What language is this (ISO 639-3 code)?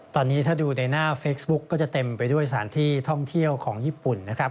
tha